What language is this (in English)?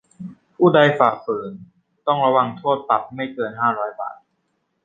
Thai